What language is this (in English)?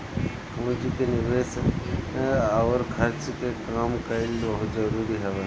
Bhojpuri